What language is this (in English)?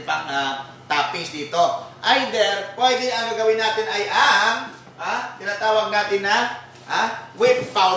Filipino